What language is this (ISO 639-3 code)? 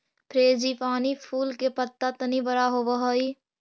mag